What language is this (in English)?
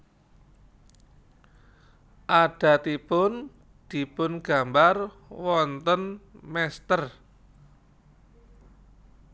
Javanese